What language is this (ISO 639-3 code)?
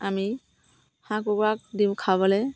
asm